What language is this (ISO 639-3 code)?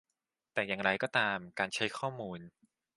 tha